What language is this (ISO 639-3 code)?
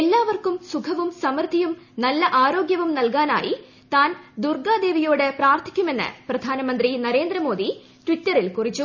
mal